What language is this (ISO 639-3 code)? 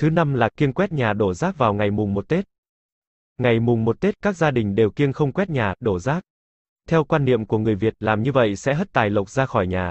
vie